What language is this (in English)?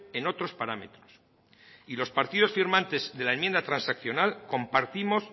Spanish